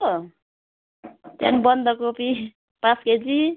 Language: Nepali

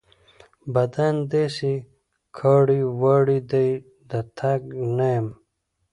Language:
Pashto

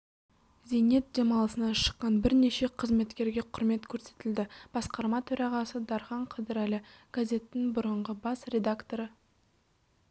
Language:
Kazakh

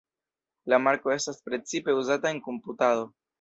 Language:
Esperanto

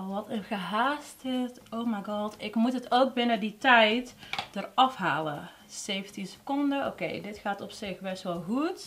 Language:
Dutch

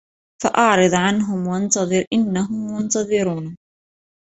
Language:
Arabic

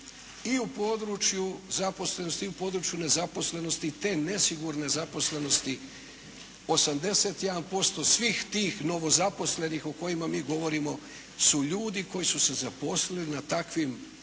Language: Croatian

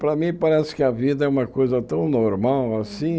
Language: Portuguese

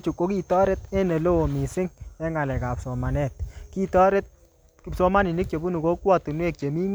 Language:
Kalenjin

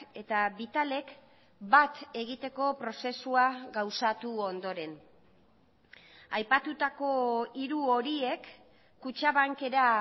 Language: Basque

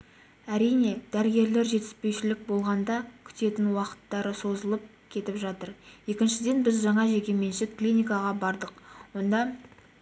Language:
Kazakh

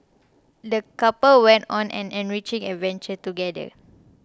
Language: English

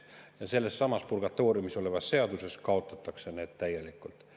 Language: Estonian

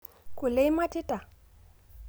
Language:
Masai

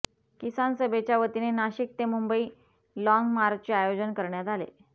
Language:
Marathi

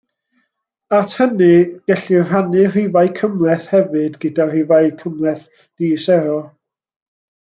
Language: Welsh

